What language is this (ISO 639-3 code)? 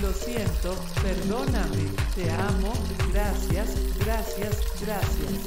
spa